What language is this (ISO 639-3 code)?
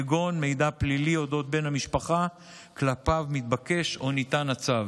heb